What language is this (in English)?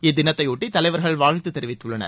Tamil